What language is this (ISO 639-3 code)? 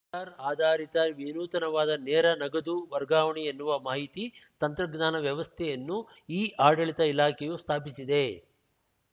kan